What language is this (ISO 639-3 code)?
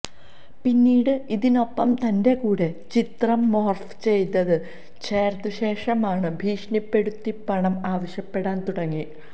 mal